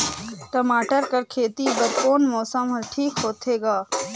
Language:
Chhattisgarhi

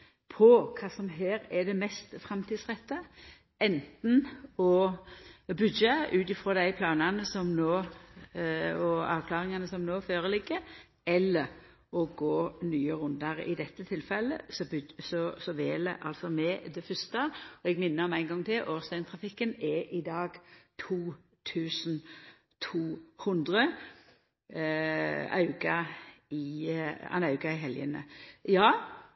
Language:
Norwegian Nynorsk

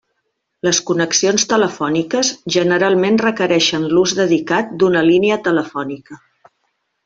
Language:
Catalan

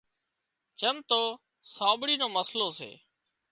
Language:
Wadiyara Koli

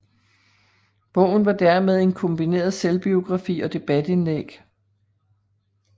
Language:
Danish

